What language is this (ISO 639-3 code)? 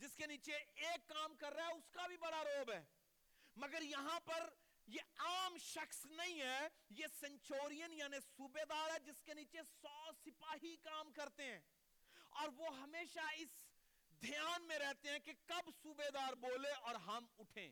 urd